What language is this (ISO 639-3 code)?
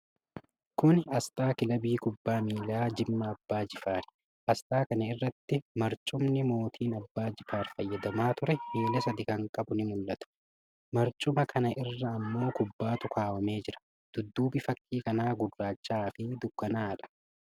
orm